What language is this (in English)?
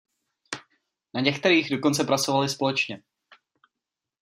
Czech